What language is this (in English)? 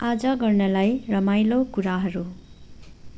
Nepali